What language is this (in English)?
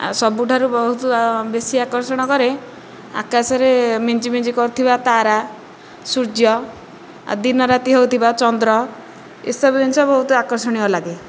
Odia